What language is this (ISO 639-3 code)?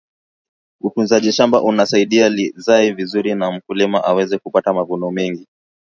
swa